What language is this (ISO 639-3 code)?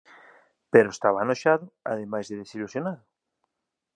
glg